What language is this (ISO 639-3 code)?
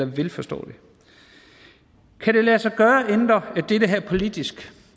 dan